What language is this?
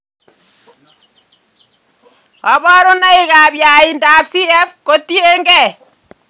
Kalenjin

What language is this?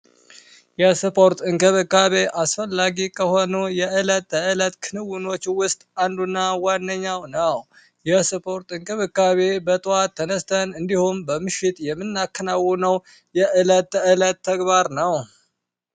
Amharic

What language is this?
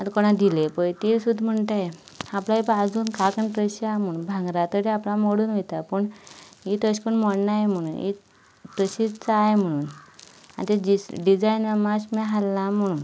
Konkani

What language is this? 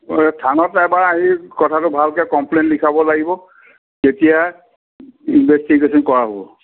Assamese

